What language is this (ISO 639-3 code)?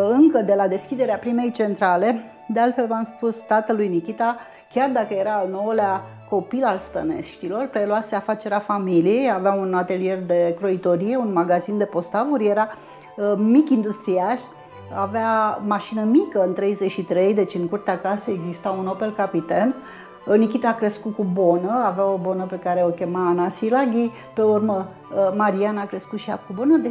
ron